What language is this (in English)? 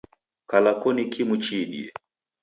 Taita